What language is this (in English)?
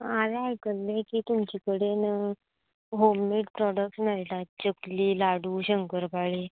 Konkani